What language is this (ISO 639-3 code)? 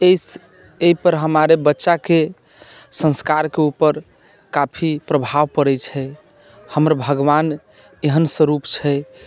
mai